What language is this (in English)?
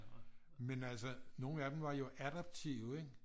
Danish